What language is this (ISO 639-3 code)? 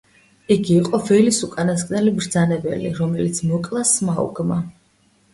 kat